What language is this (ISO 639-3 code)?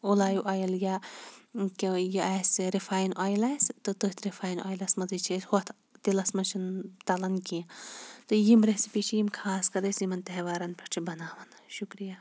kas